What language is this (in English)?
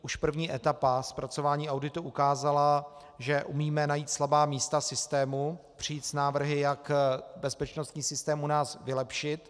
Czech